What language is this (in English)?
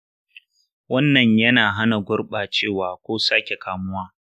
Hausa